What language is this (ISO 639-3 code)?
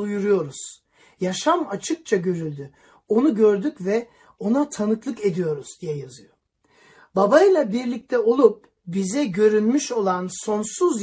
tur